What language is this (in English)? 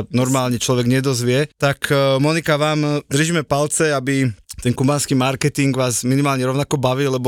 Slovak